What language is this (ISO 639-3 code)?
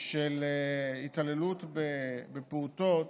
heb